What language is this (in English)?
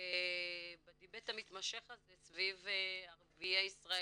Hebrew